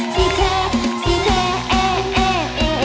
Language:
Thai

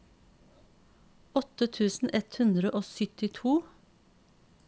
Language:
Norwegian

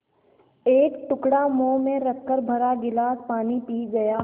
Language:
Hindi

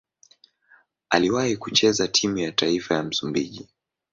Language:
Swahili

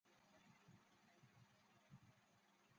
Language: Chinese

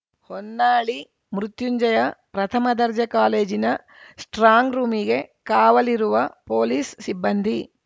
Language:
Kannada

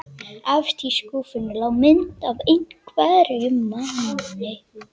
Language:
Icelandic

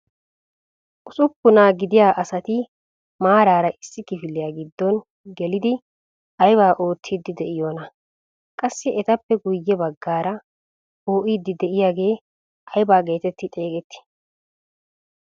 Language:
Wolaytta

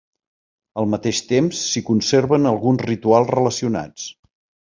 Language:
Catalan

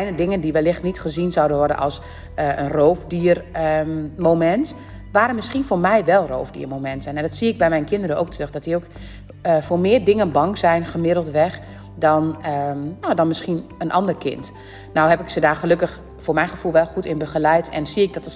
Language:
Dutch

